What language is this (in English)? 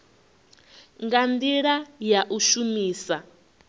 Venda